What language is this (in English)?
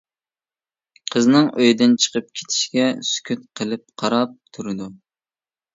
Uyghur